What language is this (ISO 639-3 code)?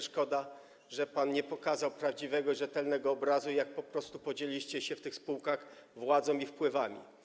pol